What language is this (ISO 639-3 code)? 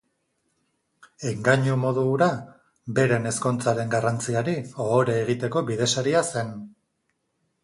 eus